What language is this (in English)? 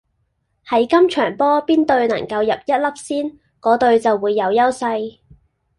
Cantonese